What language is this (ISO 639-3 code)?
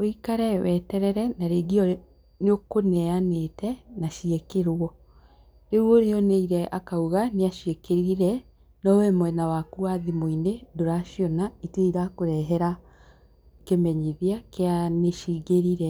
kik